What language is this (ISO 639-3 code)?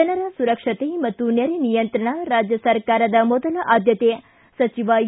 kan